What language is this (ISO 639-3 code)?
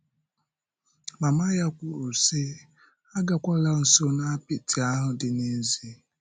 ibo